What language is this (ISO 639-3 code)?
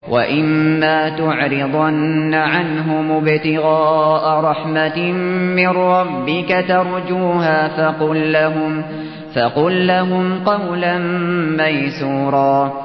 ara